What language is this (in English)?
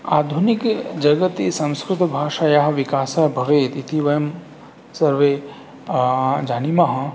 Sanskrit